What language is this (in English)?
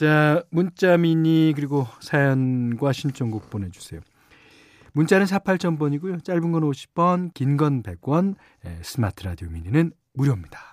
Korean